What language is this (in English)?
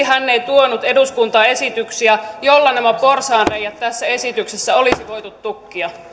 Finnish